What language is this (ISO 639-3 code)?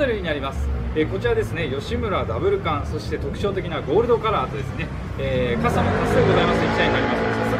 jpn